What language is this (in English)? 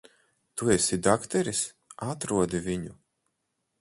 Latvian